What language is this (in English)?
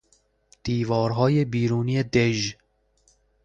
Persian